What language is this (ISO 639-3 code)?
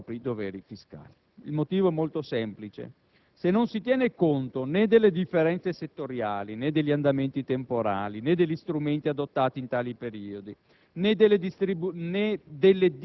ita